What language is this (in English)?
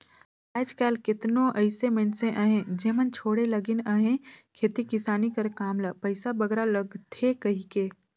Chhattisgarhi